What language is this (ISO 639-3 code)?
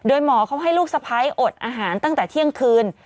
tha